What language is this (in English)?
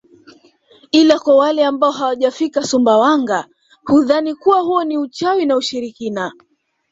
Swahili